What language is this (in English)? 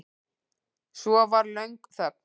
Icelandic